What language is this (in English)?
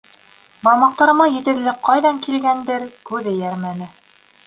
Bashkir